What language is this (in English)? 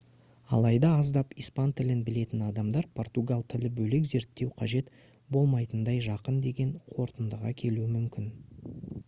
Kazakh